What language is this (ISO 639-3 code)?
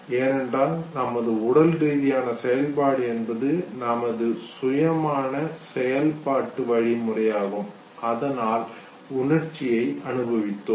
tam